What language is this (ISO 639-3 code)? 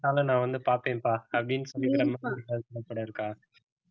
tam